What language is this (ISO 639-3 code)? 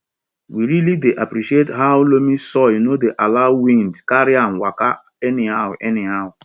pcm